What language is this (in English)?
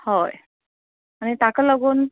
Konkani